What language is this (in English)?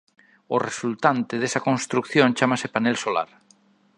Galician